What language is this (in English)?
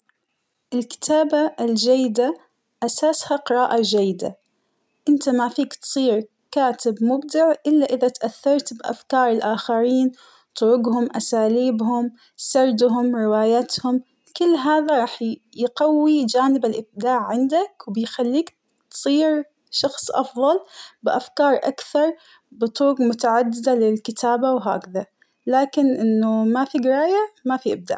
Hijazi Arabic